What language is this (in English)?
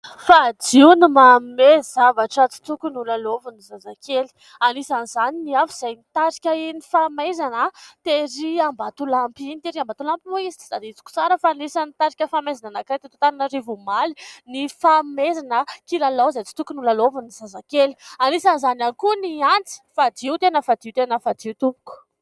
Malagasy